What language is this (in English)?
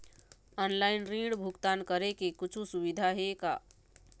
Chhattisgarhi